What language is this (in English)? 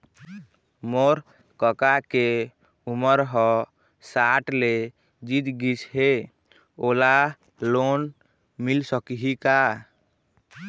Chhattisgarhi